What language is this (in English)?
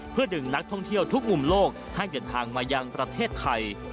Thai